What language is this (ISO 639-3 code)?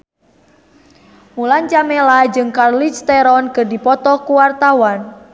sun